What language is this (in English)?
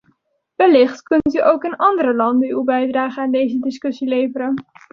Dutch